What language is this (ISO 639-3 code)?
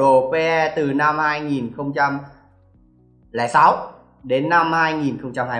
vie